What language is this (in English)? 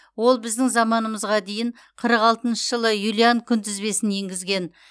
Kazakh